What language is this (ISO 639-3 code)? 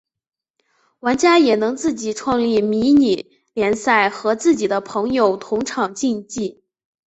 zho